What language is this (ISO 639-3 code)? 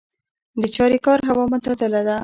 pus